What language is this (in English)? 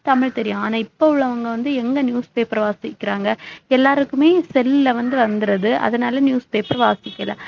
Tamil